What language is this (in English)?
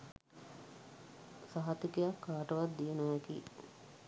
Sinhala